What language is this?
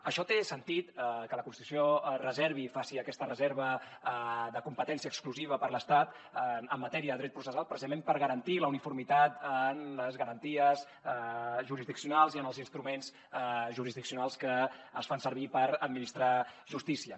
Catalan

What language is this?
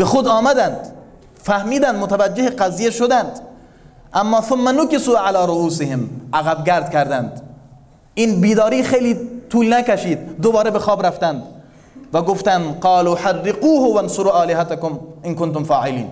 Persian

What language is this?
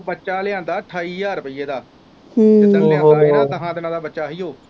Punjabi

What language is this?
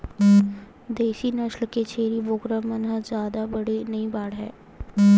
Chhattisgarhi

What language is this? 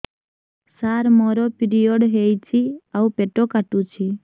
Odia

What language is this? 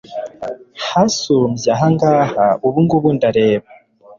Kinyarwanda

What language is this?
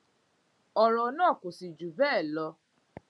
Yoruba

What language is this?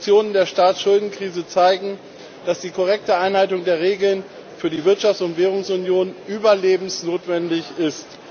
German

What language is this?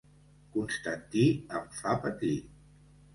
Catalan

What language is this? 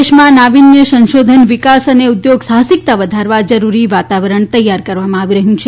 Gujarati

